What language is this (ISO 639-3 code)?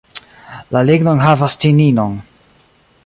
epo